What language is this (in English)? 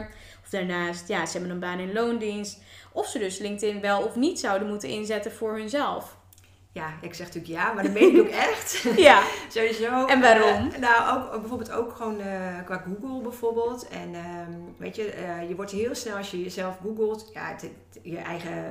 Dutch